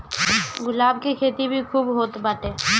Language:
Bhojpuri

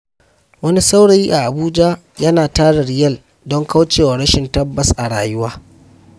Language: Hausa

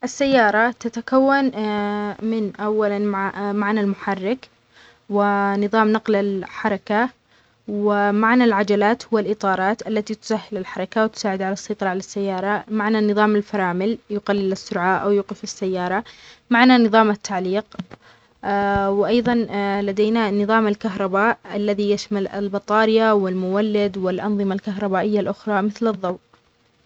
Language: Omani Arabic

